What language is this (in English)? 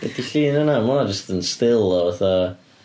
Welsh